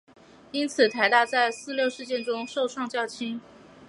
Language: Chinese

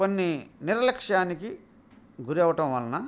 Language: Telugu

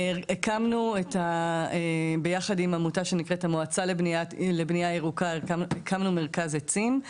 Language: Hebrew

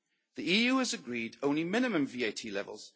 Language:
English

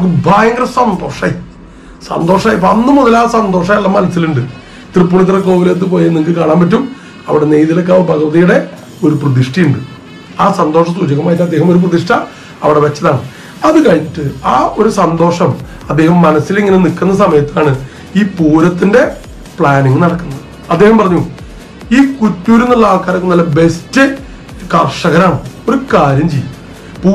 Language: Turkish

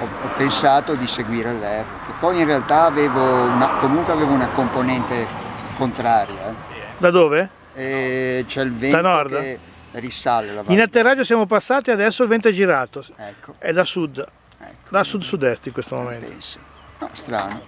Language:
Italian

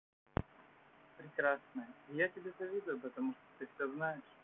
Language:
Russian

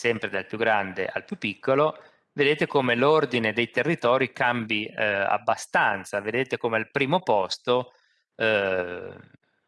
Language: Italian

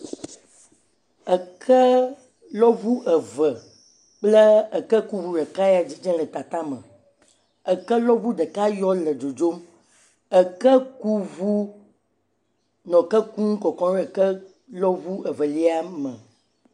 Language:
Ewe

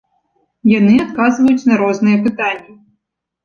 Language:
Belarusian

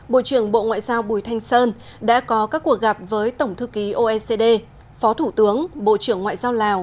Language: Vietnamese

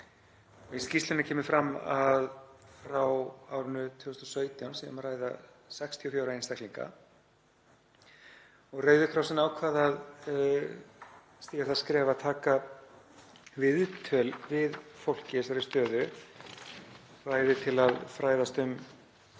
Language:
Icelandic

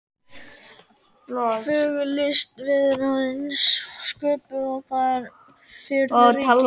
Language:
Icelandic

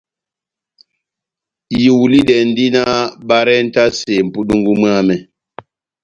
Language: Batanga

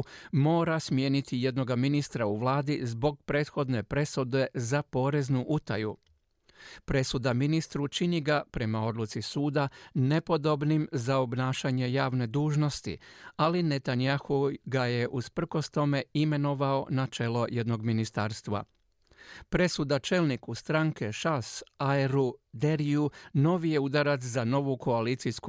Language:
Croatian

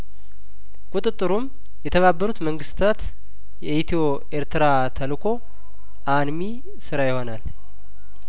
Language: Amharic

